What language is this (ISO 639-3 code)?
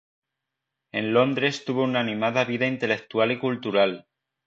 spa